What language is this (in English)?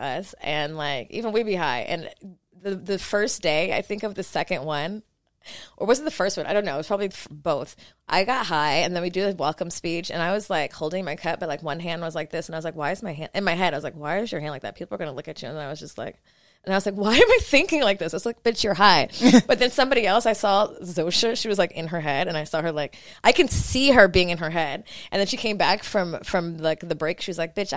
English